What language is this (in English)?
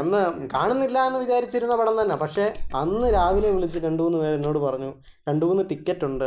Malayalam